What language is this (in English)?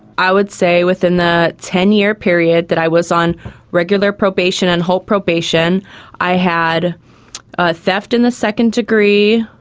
English